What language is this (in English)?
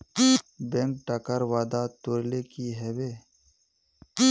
Magahi